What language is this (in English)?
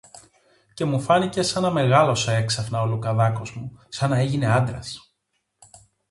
Greek